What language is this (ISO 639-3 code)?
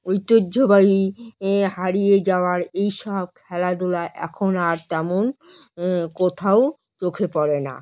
ben